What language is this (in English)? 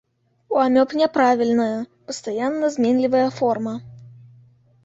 Belarusian